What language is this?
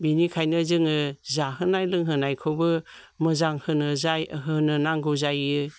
Bodo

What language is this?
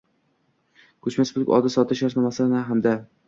Uzbek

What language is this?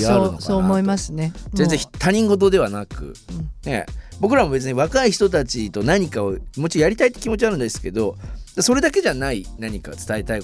Japanese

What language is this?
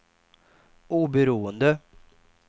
Swedish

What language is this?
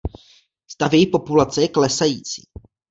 Czech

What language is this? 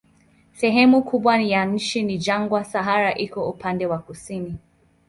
Swahili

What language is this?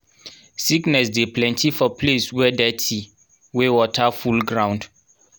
Nigerian Pidgin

